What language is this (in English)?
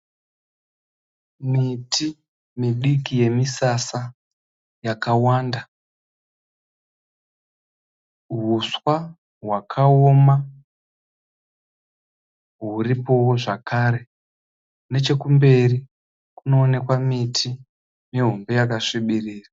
Shona